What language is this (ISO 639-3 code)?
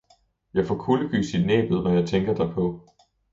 dan